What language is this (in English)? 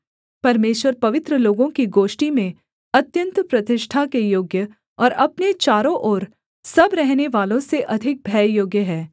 Hindi